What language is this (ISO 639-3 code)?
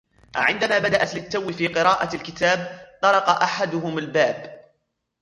ara